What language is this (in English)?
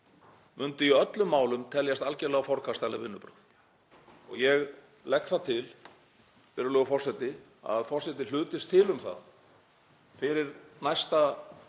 Icelandic